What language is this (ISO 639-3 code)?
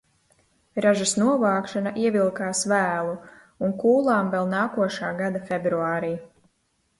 lav